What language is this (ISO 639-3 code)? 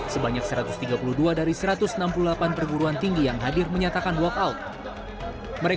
ind